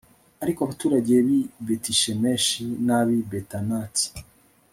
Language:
Kinyarwanda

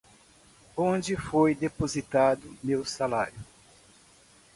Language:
Portuguese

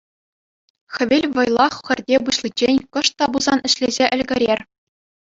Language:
Chuvash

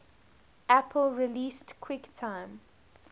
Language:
English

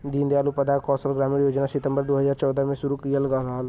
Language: Bhojpuri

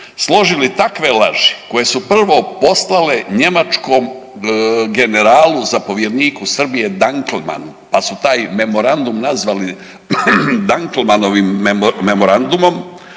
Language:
Croatian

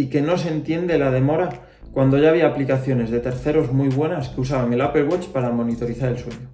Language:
Spanish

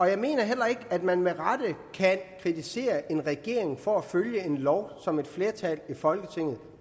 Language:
Danish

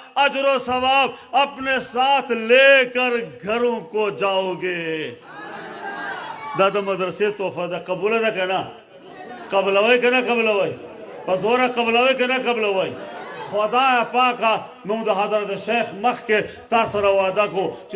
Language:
Turkish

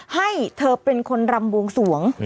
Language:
Thai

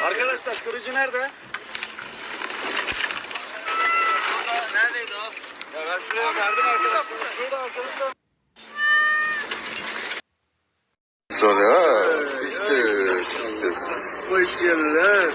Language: Turkish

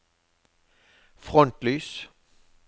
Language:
Norwegian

